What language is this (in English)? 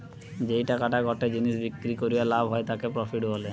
Bangla